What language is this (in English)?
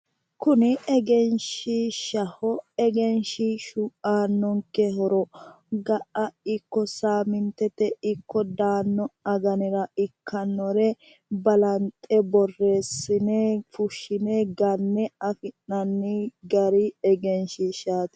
Sidamo